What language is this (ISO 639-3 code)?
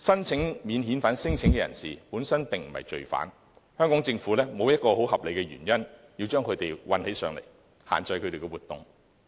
yue